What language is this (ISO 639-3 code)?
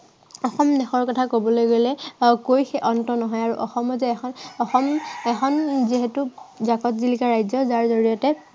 asm